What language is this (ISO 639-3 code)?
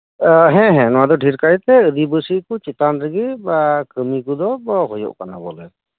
sat